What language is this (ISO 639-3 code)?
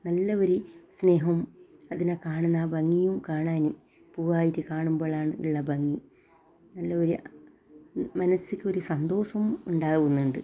mal